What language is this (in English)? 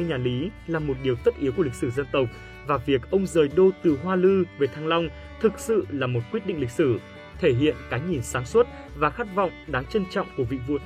Vietnamese